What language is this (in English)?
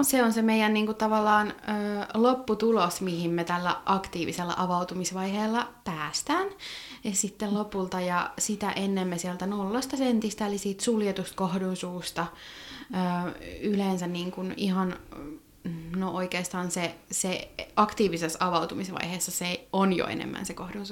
Finnish